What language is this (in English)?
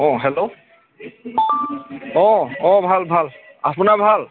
Assamese